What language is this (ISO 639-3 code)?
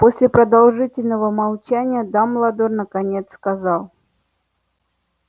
rus